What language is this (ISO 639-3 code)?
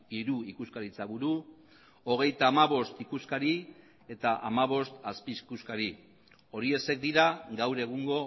eus